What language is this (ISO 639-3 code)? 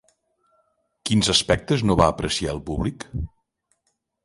cat